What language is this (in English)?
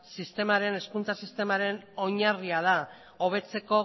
Basque